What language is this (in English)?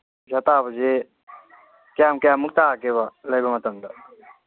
Manipuri